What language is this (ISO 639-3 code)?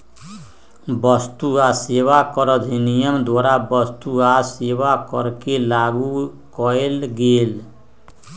mag